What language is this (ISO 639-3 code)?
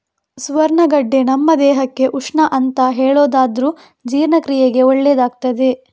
kan